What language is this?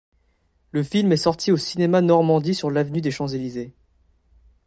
French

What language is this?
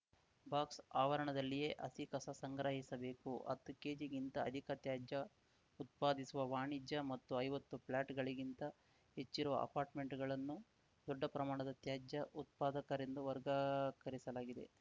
Kannada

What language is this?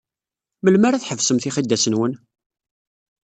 Kabyle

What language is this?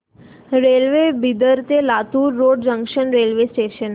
Marathi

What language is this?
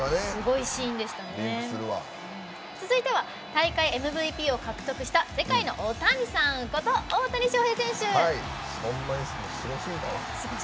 Japanese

